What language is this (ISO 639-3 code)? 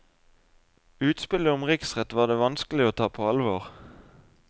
nor